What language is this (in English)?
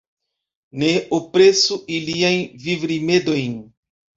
Esperanto